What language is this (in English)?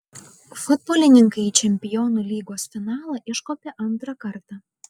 Lithuanian